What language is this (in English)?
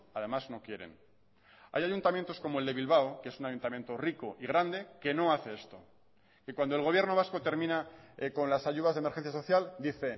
Spanish